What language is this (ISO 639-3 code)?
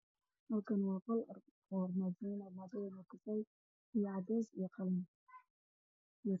som